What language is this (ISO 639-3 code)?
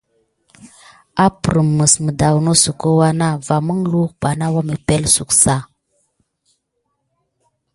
gid